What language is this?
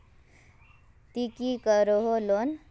Magahi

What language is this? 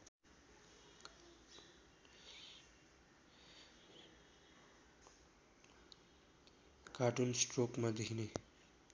Nepali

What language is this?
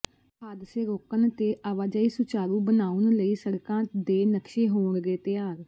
Punjabi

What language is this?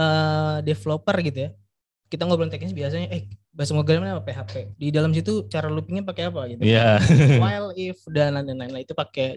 Indonesian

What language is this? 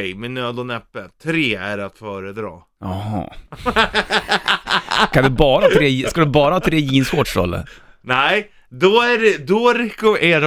Swedish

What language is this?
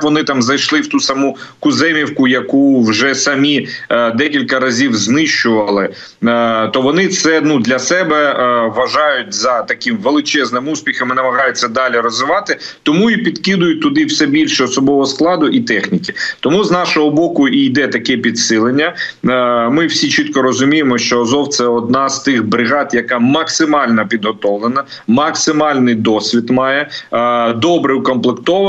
Ukrainian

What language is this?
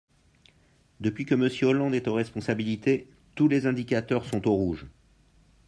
French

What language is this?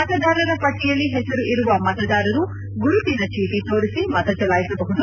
Kannada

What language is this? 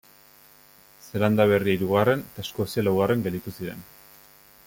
Basque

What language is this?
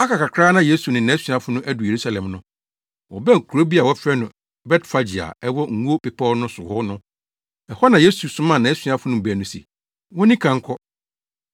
Akan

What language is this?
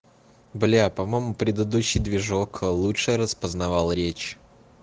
Russian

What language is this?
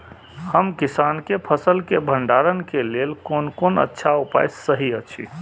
Maithili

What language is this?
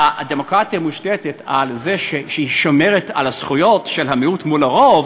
Hebrew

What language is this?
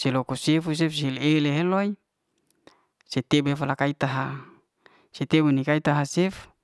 Liana-Seti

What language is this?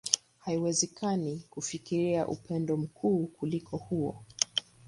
Swahili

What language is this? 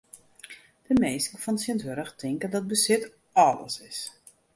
Western Frisian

